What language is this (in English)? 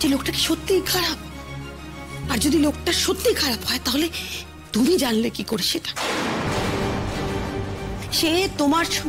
Romanian